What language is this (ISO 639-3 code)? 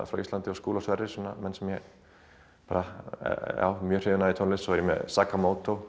isl